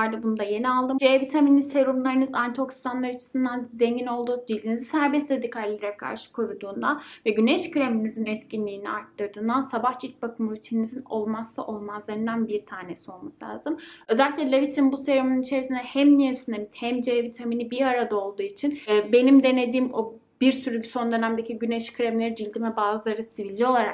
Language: Turkish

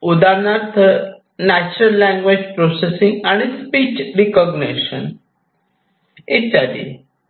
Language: Marathi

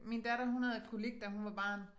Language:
Danish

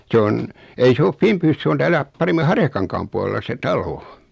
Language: Finnish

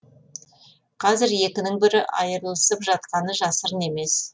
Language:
Kazakh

